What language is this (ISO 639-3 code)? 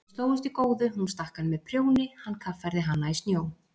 isl